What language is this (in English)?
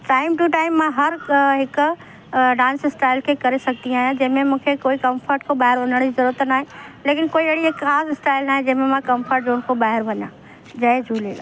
Sindhi